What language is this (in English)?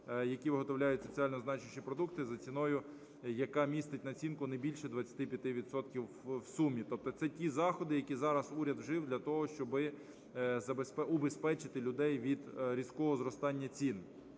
Ukrainian